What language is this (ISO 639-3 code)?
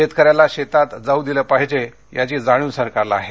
mar